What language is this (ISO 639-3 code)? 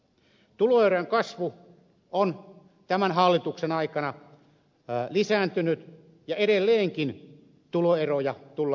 fin